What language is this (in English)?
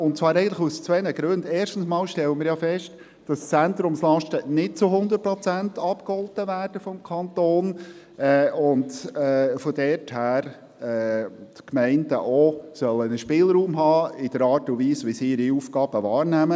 Swiss German